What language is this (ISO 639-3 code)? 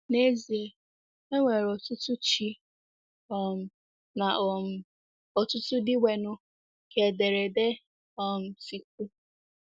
ibo